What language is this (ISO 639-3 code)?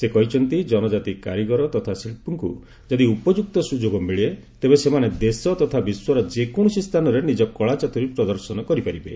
ori